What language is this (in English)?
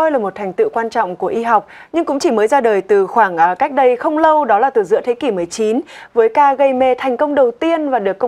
Vietnamese